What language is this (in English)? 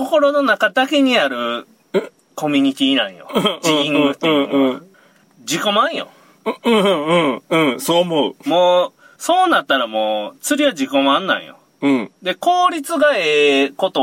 Japanese